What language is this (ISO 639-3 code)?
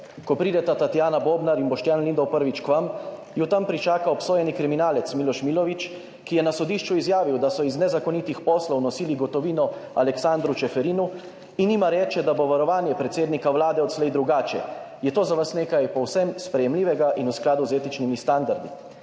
slv